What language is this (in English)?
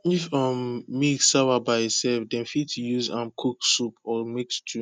Nigerian Pidgin